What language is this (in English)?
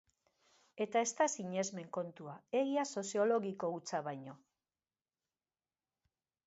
Basque